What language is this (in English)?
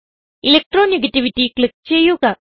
Malayalam